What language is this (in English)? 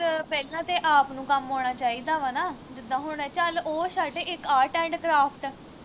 Punjabi